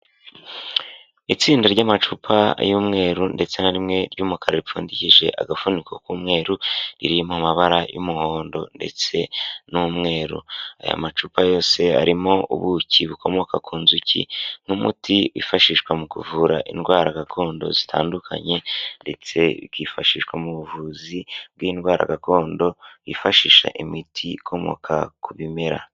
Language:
Kinyarwanda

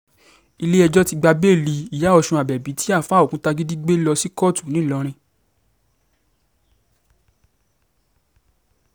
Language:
Yoruba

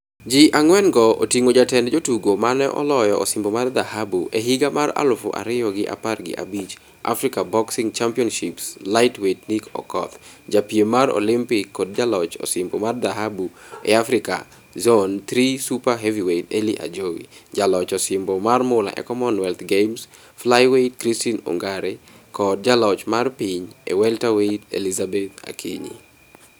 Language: Luo (Kenya and Tanzania)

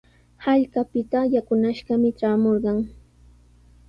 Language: Sihuas Ancash Quechua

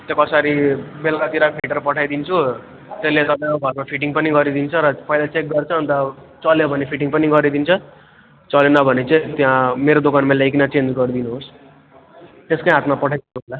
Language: Nepali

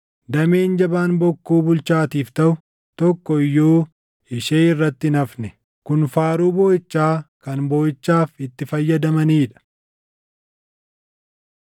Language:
Oromo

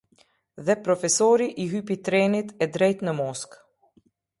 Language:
Albanian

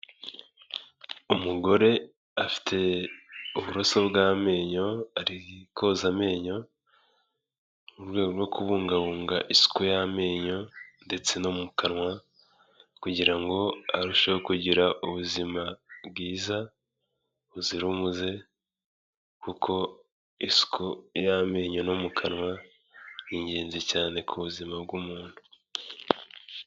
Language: Kinyarwanda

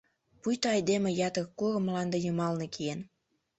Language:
Mari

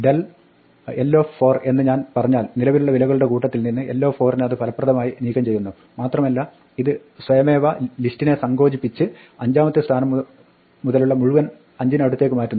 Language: Malayalam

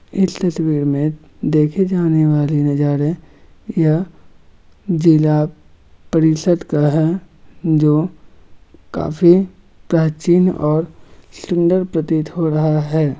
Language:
Magahi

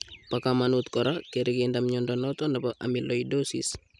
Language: Kalenjin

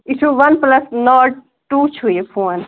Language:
Kashmiri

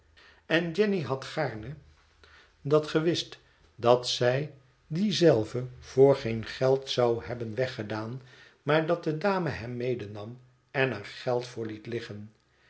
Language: Dutch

